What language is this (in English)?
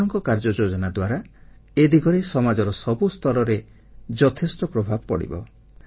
Odia